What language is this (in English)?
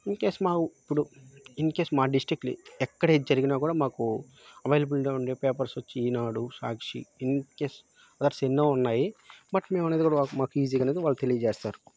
Telugu